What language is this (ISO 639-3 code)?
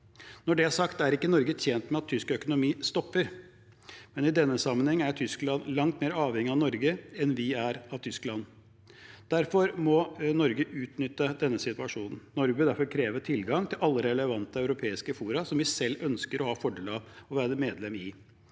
nor